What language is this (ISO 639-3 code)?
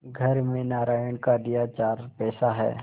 hin